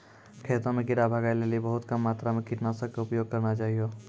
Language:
Maithili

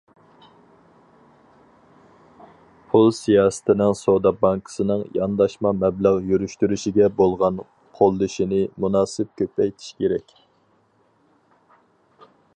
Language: Uyghur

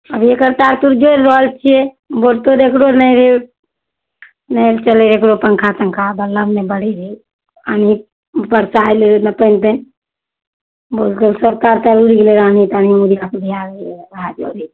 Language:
Maithili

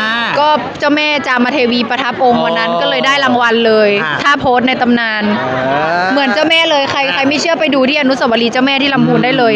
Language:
Thai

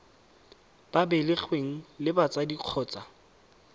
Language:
Tswana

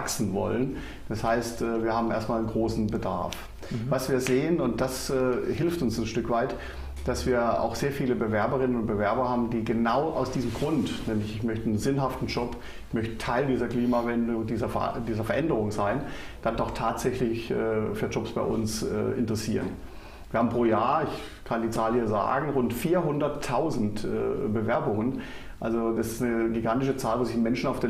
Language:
German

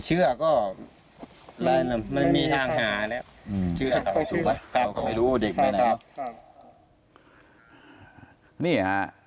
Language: Thai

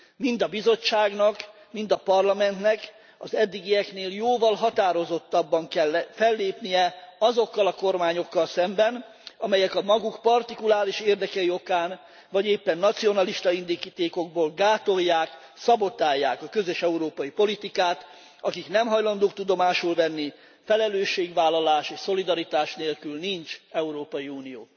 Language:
Hungarian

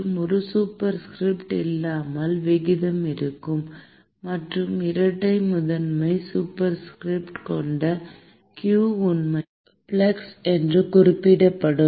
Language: Tamil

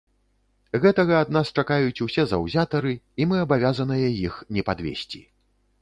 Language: Belarusian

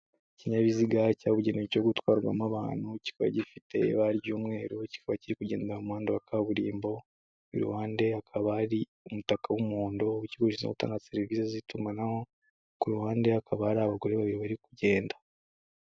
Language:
Kinyarwanda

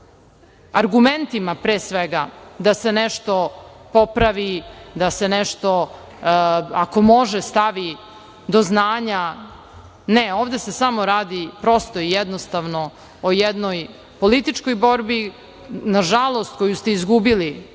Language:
Serbian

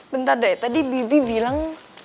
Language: Indonesian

